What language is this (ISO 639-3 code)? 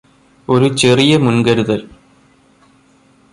mal